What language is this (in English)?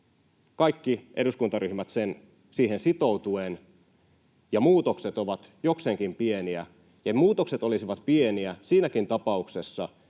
Finnish